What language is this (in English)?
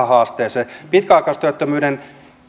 Finnish